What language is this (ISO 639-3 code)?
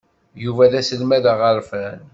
kab